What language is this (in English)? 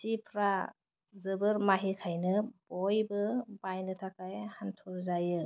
Bodo